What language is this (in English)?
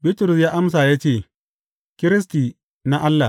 Hausa